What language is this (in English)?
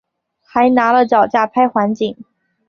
Chinese